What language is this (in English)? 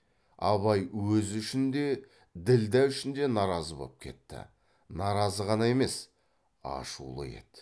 Kazakh